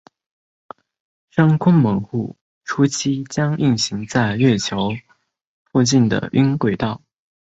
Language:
Chinese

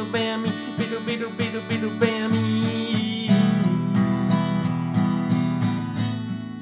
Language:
Danish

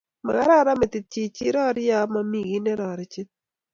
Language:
Kalenjin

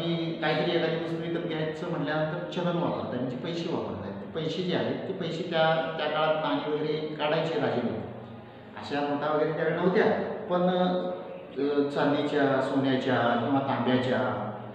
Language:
Indonesian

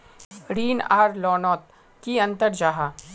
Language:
Magahi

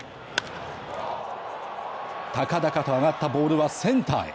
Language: Japanese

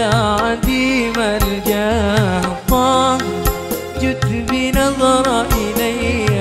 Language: Arabic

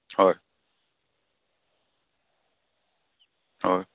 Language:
Assamese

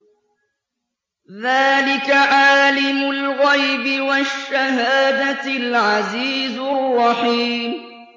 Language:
Arabic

